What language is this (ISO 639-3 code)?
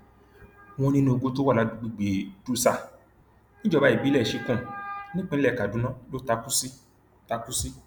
yor